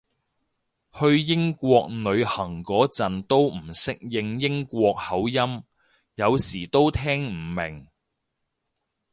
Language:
Cantonese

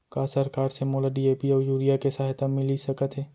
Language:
Chhattisgarhi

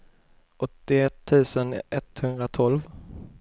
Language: Swedish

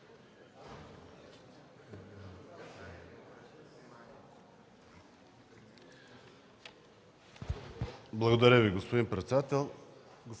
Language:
Bulgarian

